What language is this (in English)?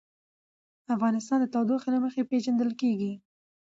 Pashto